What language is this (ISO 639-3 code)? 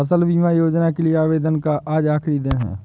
hin